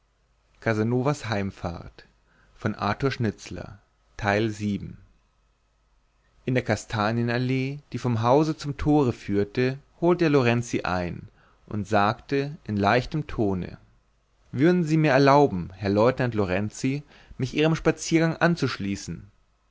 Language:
German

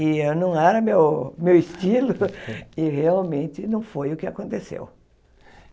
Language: Portuguese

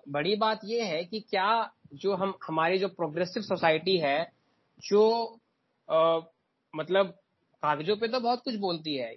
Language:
Hindi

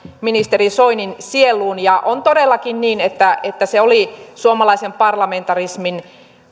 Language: Finnish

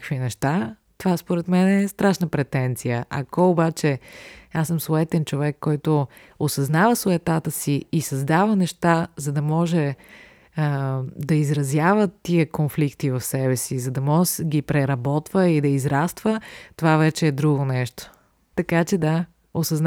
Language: Bulgarian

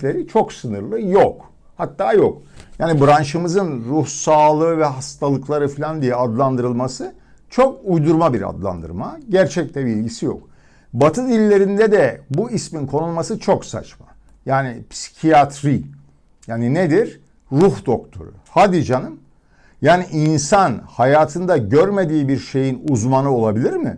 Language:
Turkish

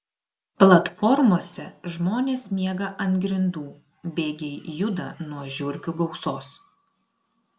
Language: Lithuanian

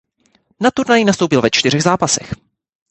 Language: Czech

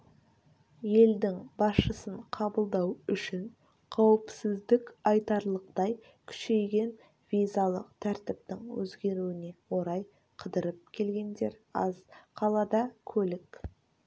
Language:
Kazakh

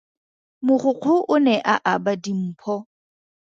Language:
Tswana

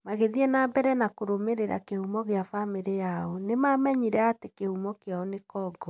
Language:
Kikuyu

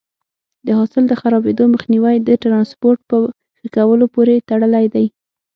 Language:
Pashto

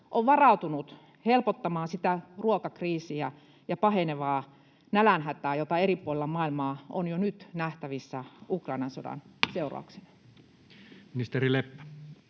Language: Finnish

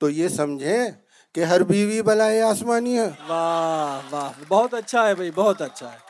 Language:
Urdu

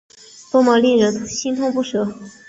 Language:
Chinese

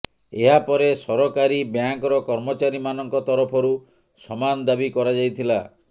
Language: Odia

